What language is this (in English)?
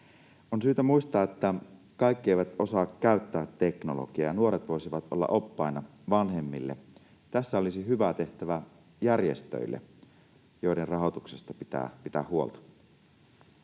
Finnish